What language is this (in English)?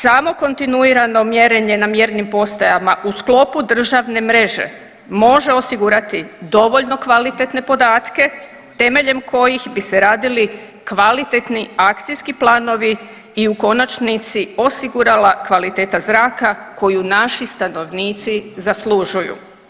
Croatian